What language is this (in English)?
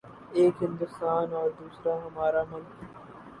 Urdu